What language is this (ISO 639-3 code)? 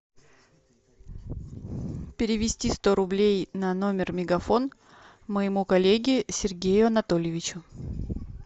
rus